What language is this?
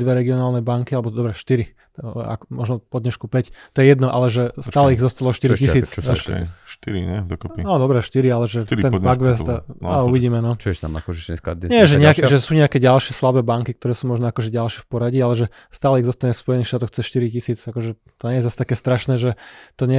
Slovak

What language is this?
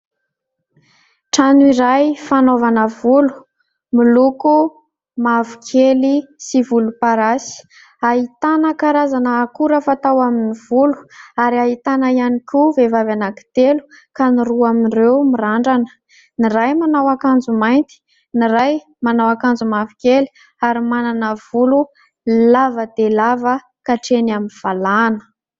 Malagasy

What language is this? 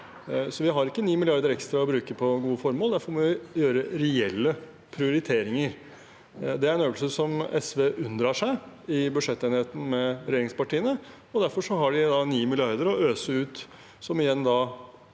Norwegian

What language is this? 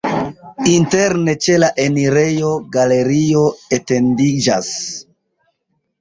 Esperanto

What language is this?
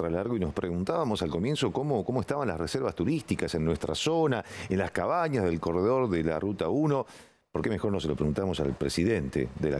Spanish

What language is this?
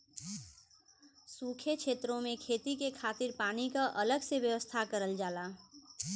Bhojpuri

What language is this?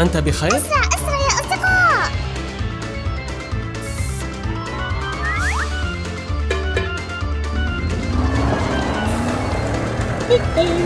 Arabic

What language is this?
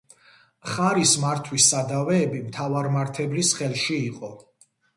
Georgian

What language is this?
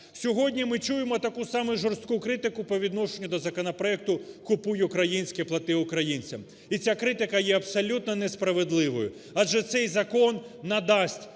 Ukrainian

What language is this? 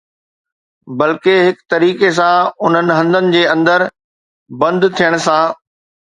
Sindhi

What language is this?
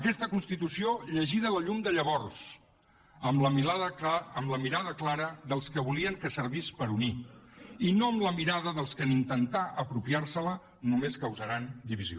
Catalan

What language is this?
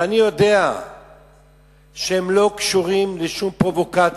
Hebrew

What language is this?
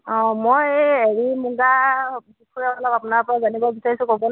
Assamese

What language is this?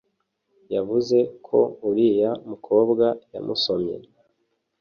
Kinyarwanda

